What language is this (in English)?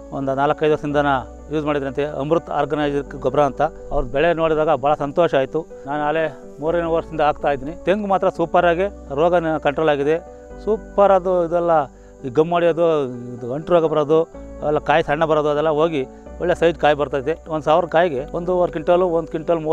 Romanian